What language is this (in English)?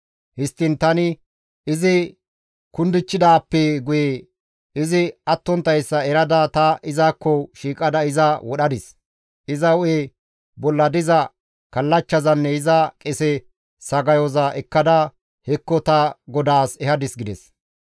Gamo